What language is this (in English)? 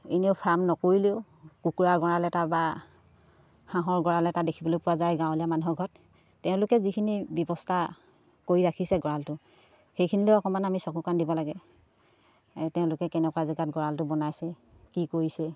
Assamese